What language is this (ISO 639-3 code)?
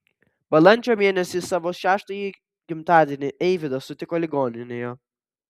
lit